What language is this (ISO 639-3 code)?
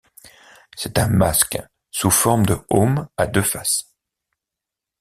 fra